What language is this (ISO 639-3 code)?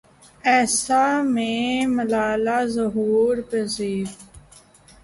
urd